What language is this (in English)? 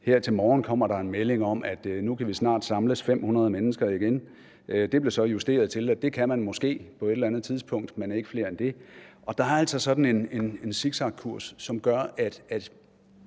Danish